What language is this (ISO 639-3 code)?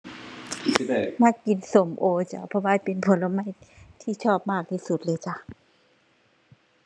tha